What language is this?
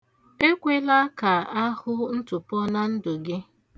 Igbo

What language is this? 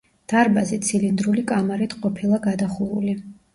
Georgian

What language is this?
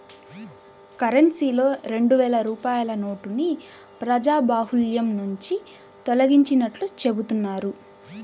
Telugu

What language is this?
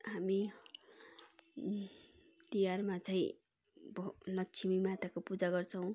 Nepali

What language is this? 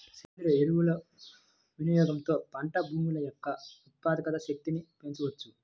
Telugu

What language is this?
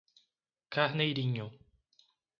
Portuguese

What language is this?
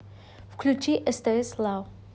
Russian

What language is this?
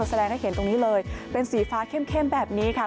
Thai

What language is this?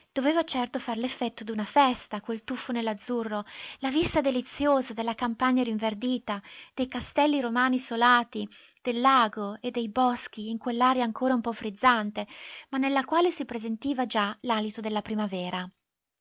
Italian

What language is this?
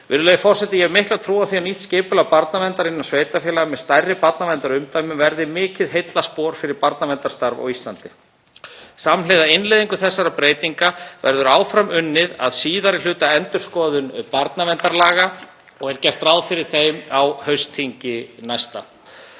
Icelandic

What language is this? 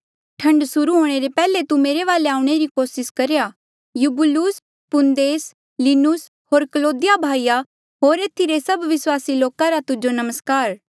Mandeali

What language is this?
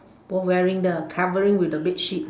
English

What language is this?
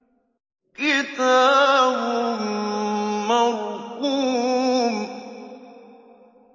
Arabic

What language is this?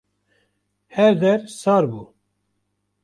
Kurdish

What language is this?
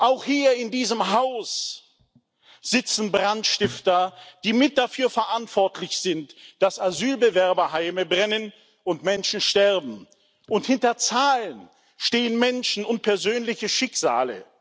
German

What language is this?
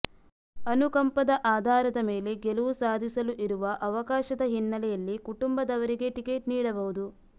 Kannada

